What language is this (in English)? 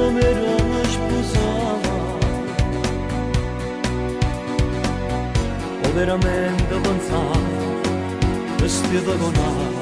Turkish